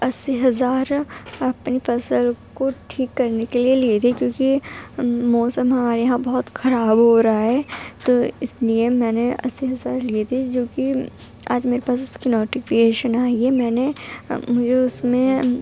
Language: Urdu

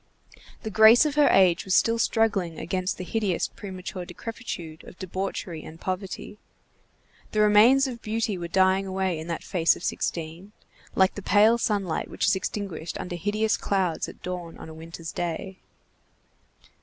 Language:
English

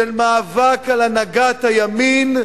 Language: Hebrew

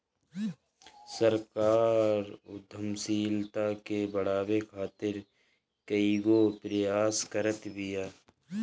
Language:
Bhojpuri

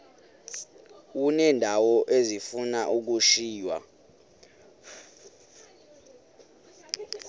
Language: Xhosa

